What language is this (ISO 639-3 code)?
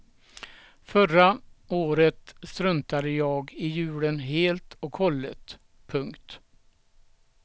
swe